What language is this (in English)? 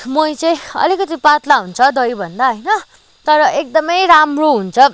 Nepali